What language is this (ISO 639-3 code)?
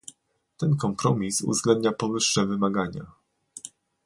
pol